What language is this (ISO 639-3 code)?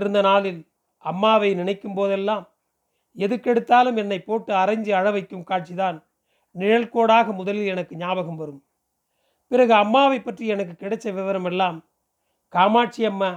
tam